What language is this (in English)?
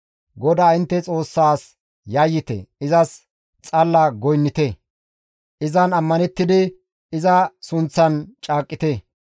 Gamo